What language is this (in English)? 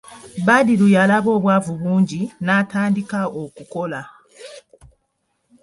Ganda